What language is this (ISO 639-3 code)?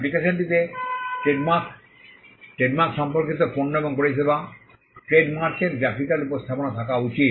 ben